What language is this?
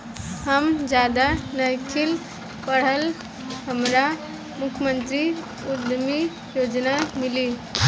Bhojpuri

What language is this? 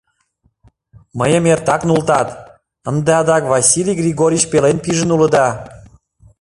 Mari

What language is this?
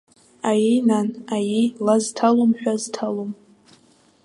Abkhazian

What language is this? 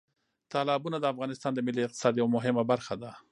Pashto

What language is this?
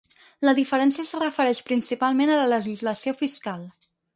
Catalan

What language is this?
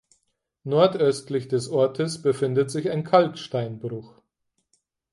German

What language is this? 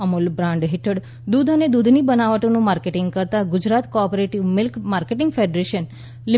Gujarati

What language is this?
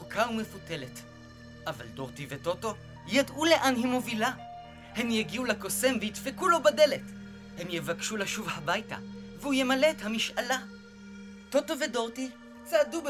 Hebrew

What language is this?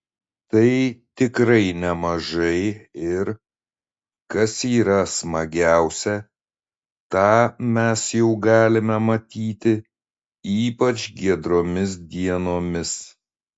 Lithuanian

